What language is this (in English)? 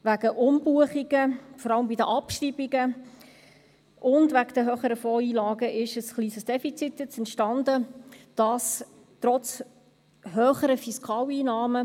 Swiss German